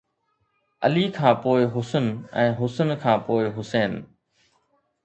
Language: Sindhi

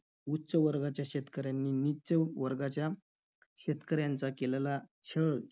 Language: Marathi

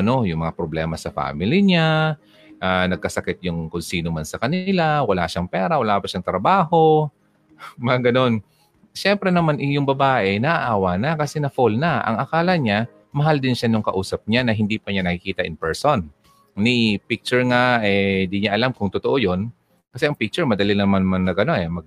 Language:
Filipino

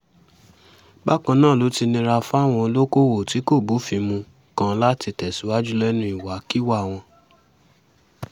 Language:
Yoruba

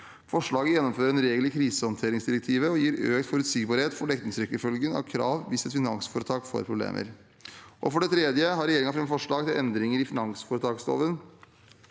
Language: Norwegian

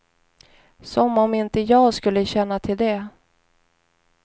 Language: Swedish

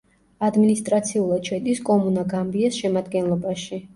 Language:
Georgian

